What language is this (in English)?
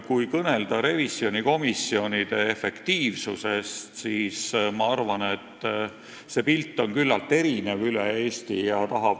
Estonian